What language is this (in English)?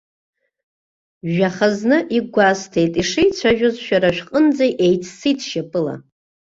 Abkhazian